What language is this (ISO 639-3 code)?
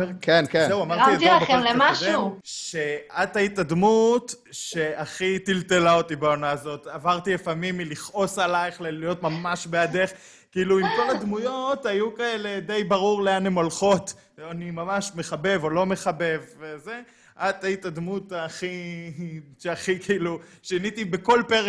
heb